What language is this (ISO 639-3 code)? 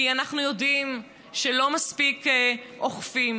heb